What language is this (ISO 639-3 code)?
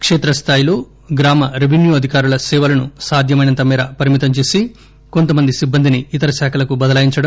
tel